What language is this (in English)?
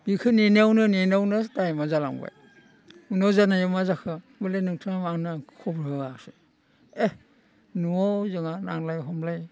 Bodo